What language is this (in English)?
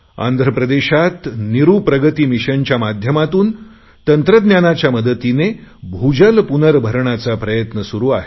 Marathi